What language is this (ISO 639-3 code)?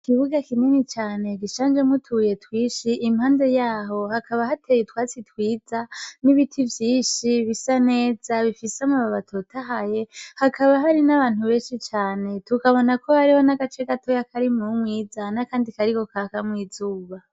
run